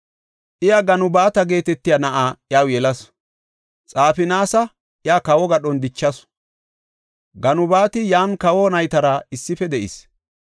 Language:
Gofa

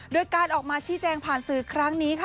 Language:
Thai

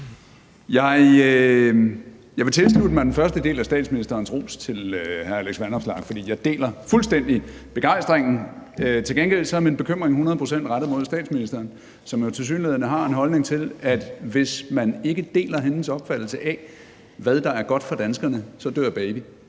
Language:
Danish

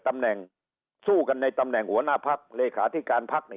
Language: Thai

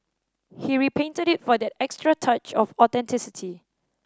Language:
English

